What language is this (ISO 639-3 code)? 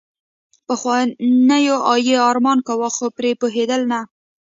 pus